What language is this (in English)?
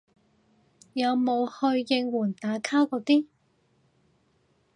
Cantonese